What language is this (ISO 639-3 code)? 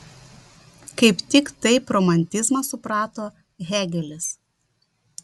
lit